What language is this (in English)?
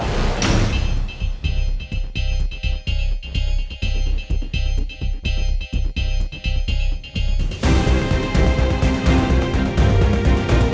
Thai